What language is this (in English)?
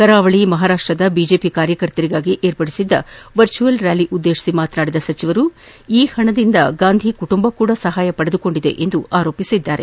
Kannada